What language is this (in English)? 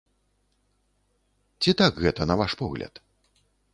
Belarusian